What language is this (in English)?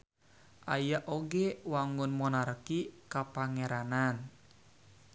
Sundanese